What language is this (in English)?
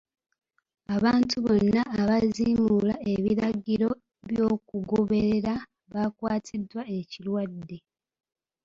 Ganda